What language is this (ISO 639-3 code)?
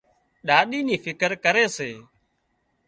kxp